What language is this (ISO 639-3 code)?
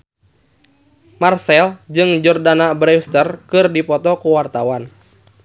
sun